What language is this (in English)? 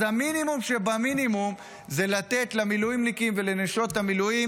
Hebrew